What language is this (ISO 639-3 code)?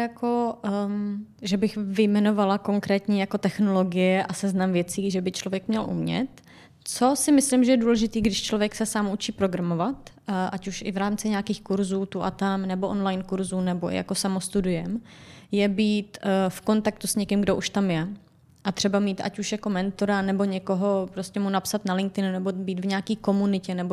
ces